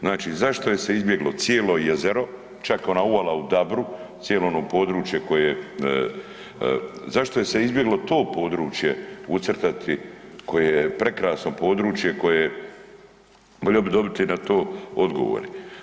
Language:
Croatian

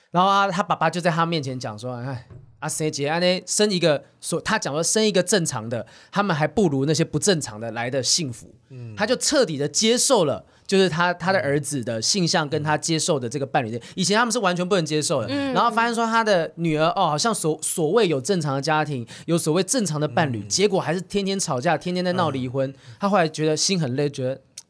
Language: Chinese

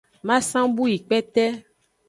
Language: Aja (Benin)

